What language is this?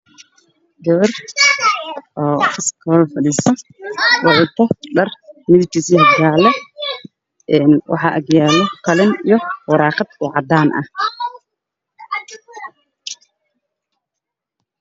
Somali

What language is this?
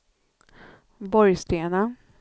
Swedish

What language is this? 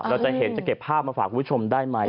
Thai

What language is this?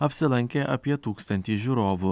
Lithuanian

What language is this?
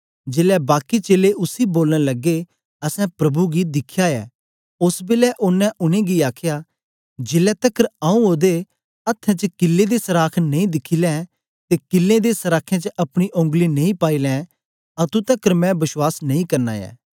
Dogri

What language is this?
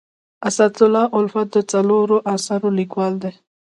Pashto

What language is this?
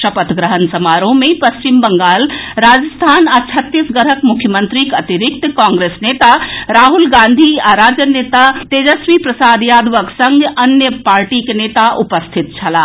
Maithili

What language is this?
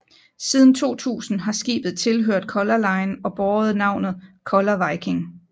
Danish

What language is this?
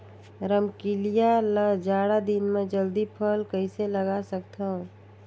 Chhattisgarhi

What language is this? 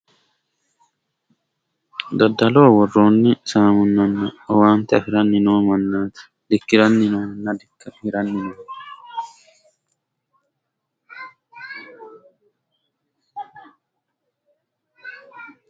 Sidamo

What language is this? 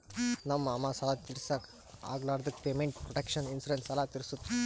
Kannada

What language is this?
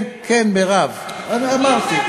Hebrew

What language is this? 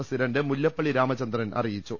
Malayalam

